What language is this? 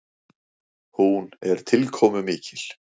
Icelandic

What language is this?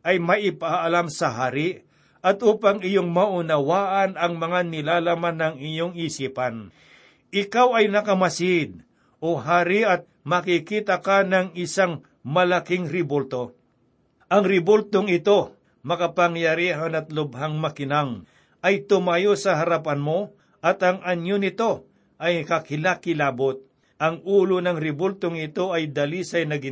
Filipino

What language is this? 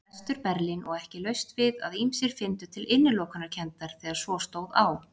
Icelandic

